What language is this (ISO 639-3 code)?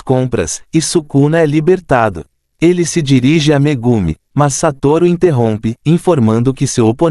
por